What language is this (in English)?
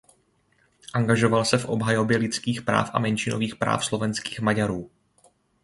Czech